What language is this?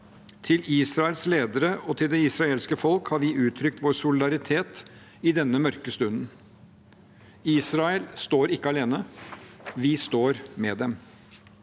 Norwegian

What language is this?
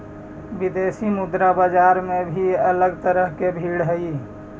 Magahi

